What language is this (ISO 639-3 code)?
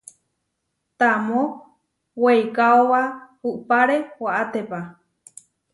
var